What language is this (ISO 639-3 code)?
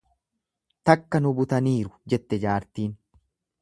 orm